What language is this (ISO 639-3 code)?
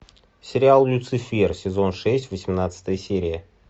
rus